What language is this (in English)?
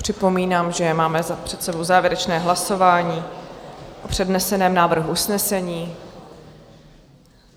Czech